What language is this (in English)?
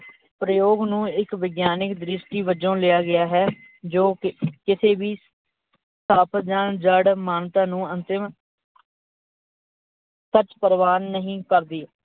Punjabi